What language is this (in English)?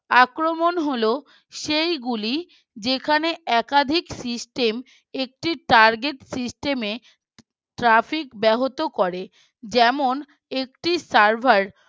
Bangla